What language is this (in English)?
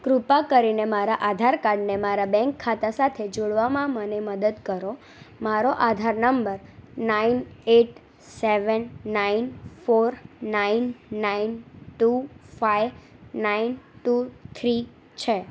Gujarati